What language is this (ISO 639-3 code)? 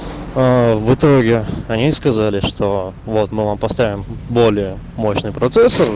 rus